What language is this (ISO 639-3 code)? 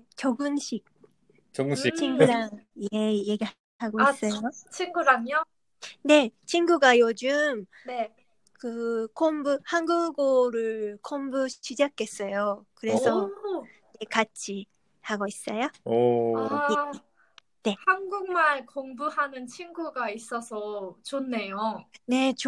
jpn